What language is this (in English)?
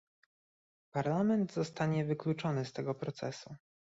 Polish